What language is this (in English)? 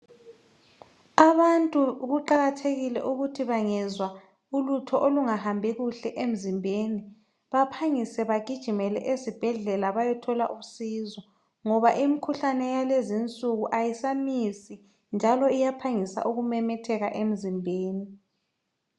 North Ndebele